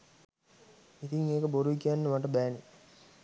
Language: Sinhala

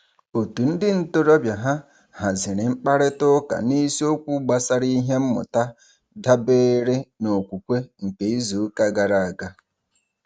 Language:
Igbo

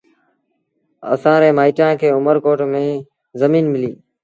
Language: Sindhi Bhil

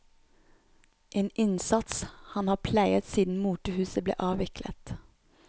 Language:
Norwegian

